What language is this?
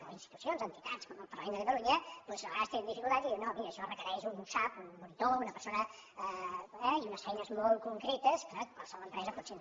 Catalan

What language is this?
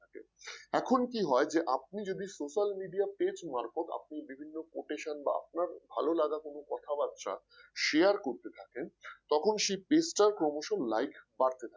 Bangla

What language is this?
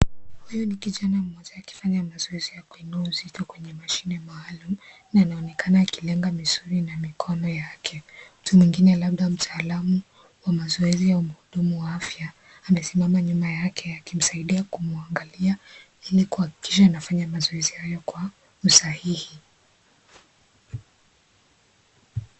Swahili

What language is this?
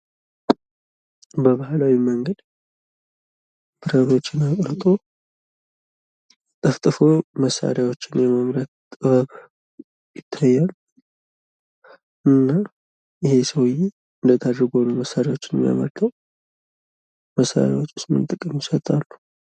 Amharic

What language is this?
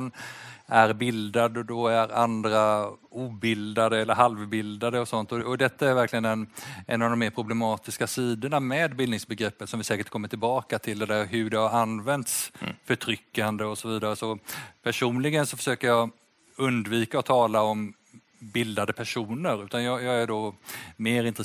Swedish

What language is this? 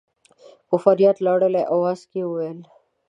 Pashto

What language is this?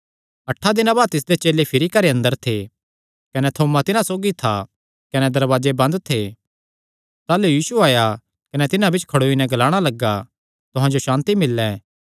Kangri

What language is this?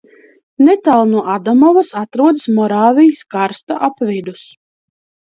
Latvian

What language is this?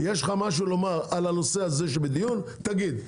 Hebrew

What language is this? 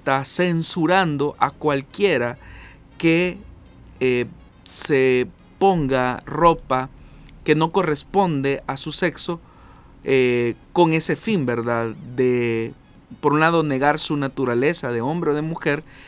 Spanish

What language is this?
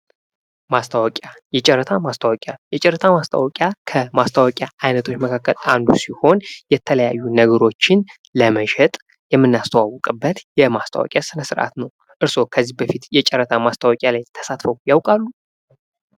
Amharic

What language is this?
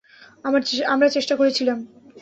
Bangla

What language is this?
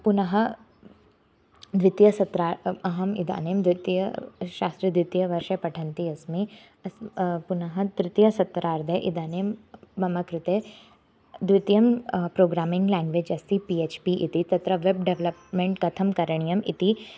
Sanskrit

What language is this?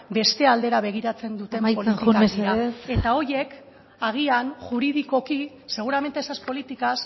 Basque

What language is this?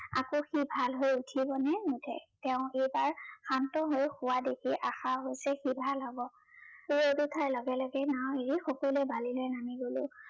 Assamese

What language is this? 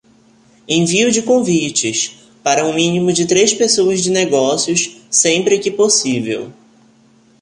Portuguese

